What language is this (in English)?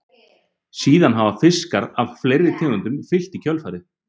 Icelandic